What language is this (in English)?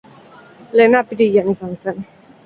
Basque